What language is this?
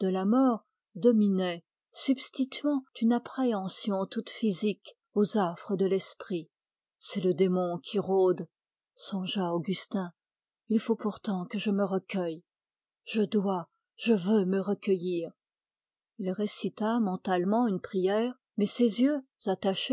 French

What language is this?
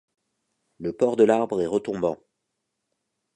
French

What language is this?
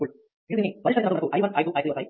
Telugu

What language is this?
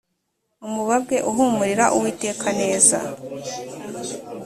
Kinyarwanda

